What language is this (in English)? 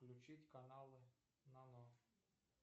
Russian